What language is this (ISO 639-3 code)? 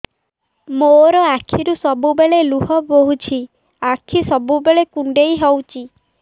ori